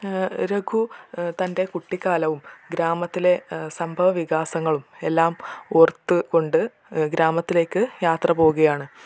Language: Malayalam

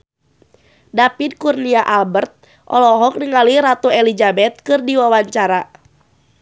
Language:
Sundanese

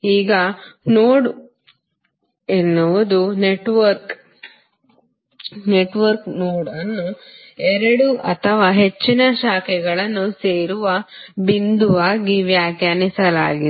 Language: Kannada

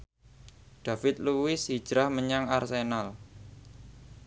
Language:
Javanese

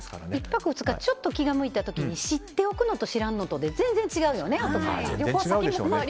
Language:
Japanese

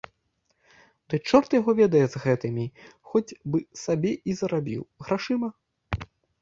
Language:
Belarusian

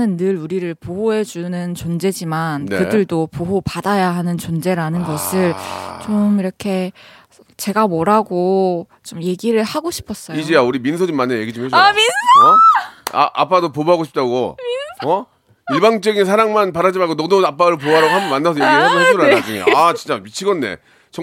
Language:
Korean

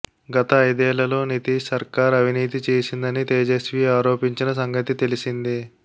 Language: Telugu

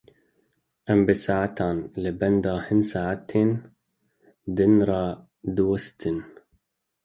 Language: Kurdish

